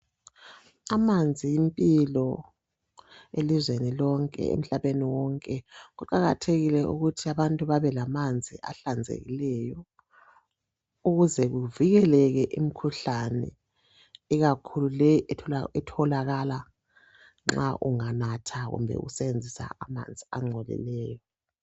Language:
North Ndebele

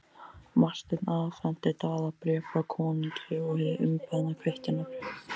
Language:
Icelandic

